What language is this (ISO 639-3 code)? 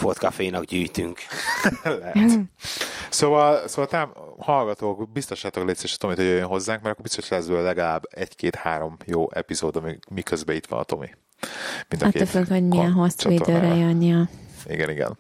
hun